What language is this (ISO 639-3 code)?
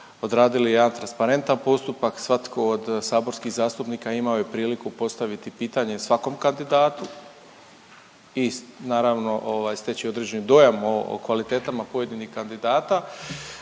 hrv